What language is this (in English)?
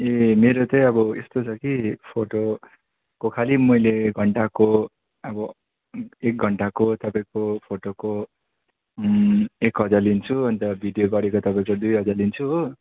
Nepali